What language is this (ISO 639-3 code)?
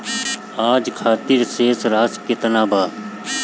bho